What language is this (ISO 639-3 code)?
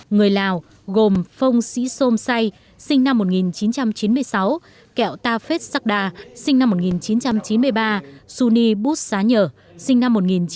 vie